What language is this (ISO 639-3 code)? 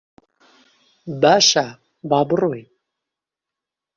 ckb